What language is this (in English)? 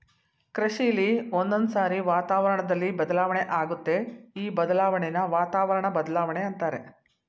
Kannada